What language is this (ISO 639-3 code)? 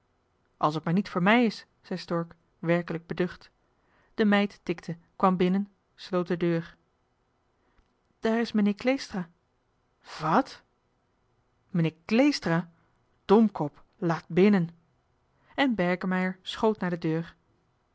nld